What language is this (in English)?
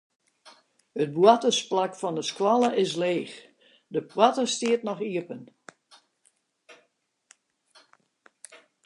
Western Frisian